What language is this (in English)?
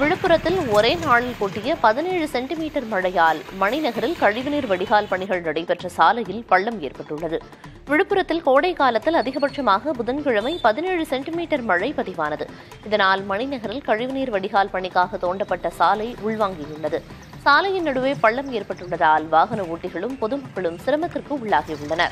Tamil